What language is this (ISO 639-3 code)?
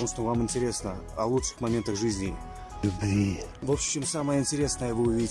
rus